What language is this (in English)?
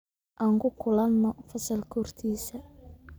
Somali